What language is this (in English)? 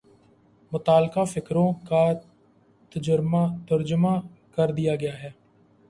Urdu